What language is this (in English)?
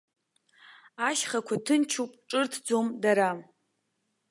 Abkhazian